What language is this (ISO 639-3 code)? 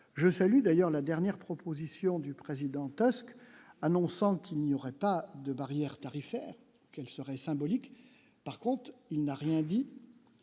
fra